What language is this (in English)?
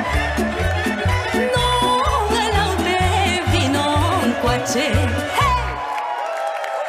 Romanian